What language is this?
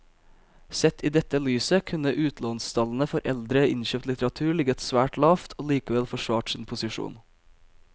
Norwegian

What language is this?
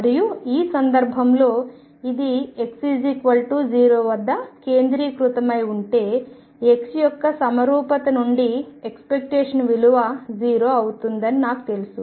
Telugu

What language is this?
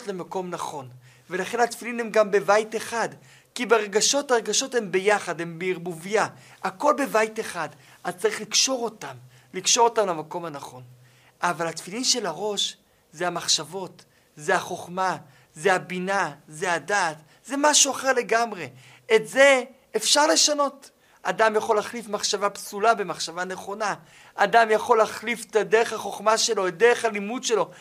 Hebrew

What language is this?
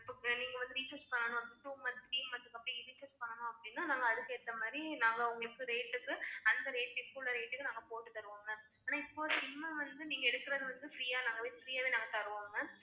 Tamil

